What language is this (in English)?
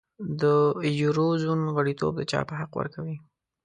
Pashto